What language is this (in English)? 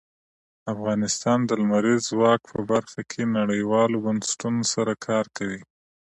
Pashto